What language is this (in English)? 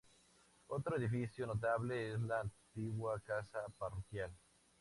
Spanish